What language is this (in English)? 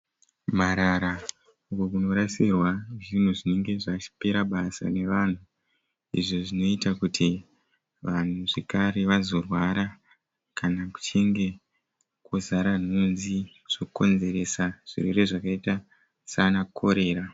Shona